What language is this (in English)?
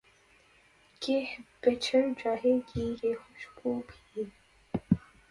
Urdu